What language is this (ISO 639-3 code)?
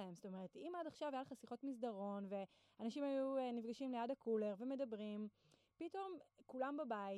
heb